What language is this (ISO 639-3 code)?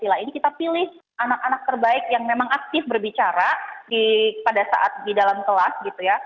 ind